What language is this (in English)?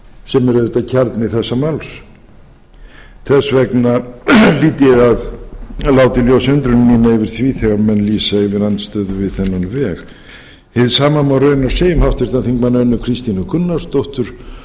Icelandic